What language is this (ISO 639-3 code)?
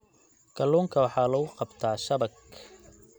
som